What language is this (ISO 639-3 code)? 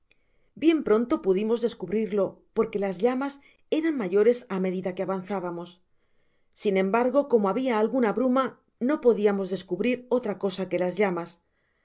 spa